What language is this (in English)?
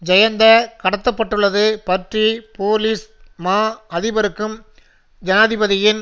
Tamil